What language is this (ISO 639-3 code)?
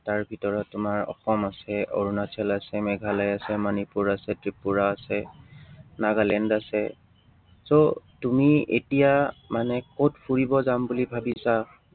asm